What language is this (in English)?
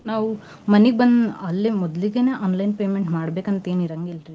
Kannada